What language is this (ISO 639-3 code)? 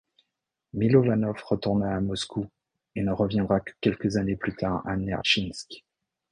fra